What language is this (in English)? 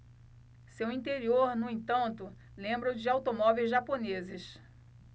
Portuguese